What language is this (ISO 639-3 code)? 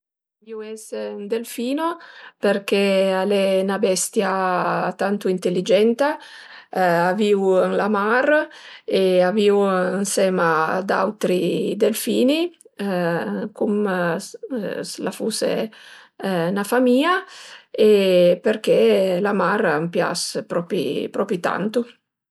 pms